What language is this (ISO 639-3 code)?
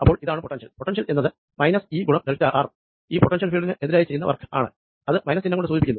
mal